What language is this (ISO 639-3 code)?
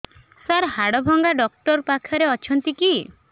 ori